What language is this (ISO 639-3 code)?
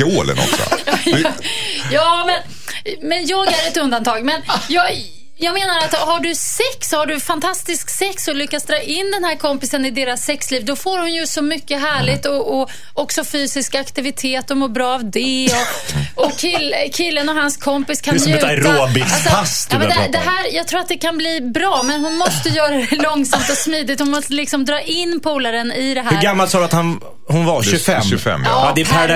swe